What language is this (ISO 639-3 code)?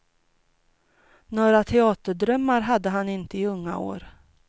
swe